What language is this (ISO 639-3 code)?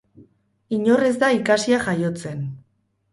eus